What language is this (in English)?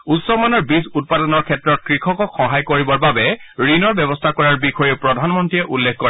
Assamese